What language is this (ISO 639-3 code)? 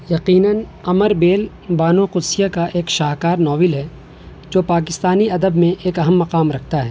urd